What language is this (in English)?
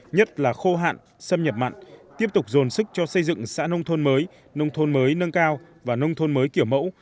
Vietnamese